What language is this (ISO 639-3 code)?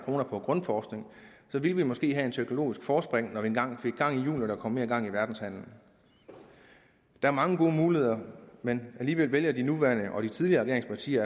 dan